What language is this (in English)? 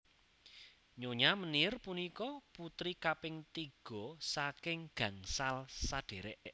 Javanese